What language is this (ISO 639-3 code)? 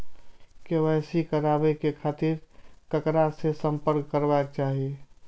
mai